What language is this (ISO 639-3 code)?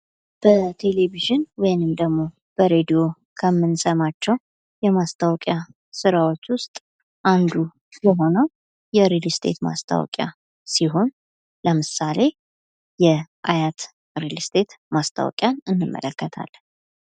amh